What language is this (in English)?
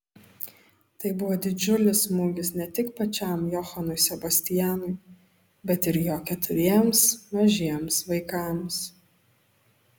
Lithuanian